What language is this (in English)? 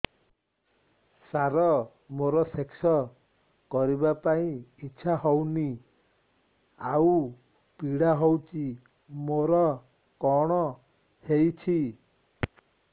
Odia